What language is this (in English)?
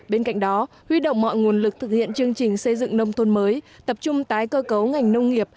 Vietnamese